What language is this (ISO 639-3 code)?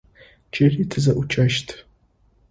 ady